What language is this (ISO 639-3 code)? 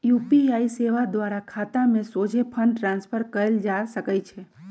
mag